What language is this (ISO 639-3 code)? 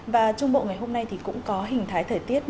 vie